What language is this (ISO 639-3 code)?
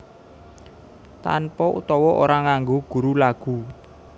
jav